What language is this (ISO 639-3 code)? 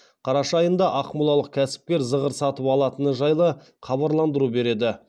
kaz